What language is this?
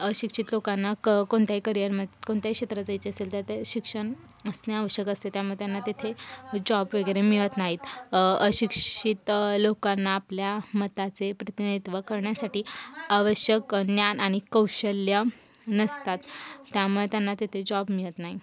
Marathi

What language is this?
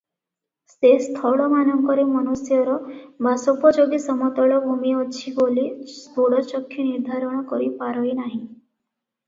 Odia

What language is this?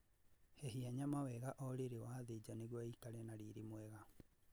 Kikuyu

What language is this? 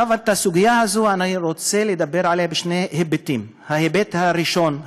Hebrew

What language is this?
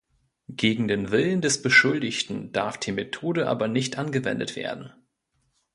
German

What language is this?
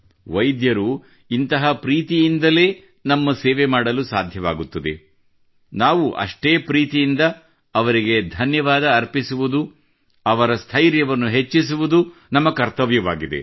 Kannada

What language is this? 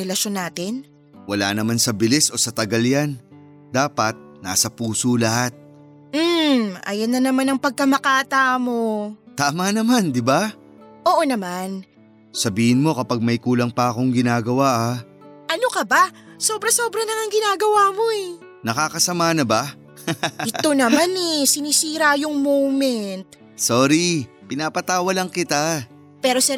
Filipino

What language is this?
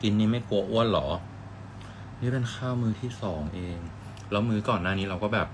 Thai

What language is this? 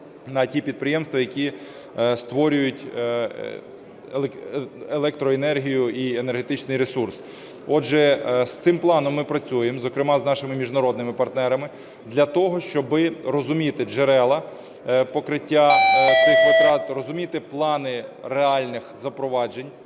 Ukrainian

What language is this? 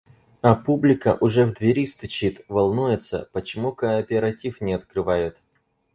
Russian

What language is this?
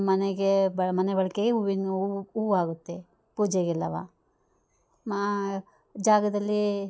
Kannada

